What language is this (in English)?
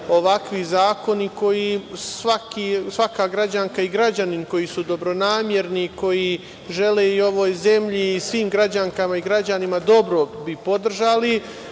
Serbian